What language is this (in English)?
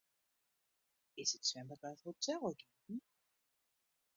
Western Frisian